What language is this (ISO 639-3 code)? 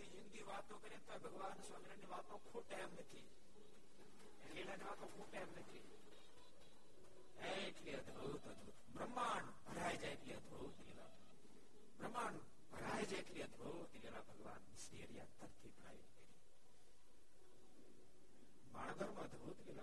guj